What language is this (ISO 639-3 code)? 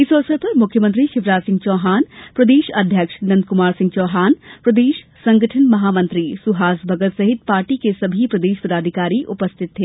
hin